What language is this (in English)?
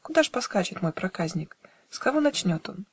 Russian